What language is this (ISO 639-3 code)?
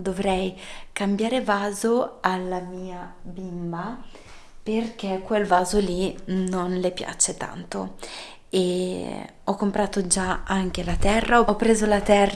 ita